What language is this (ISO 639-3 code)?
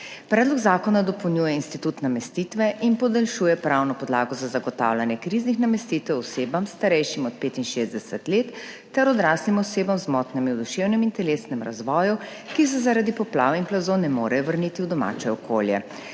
slv